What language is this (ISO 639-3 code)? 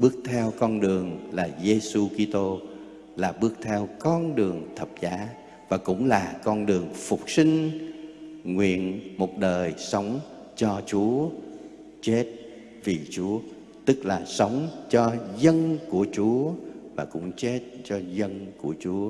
vie